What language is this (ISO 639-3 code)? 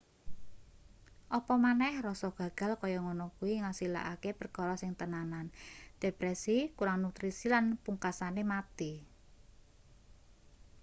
jav